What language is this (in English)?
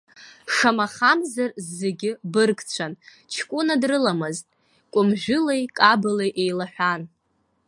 Abkhazian